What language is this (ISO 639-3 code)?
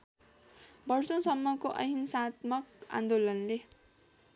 nep